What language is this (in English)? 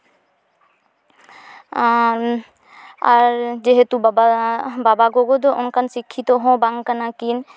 Santali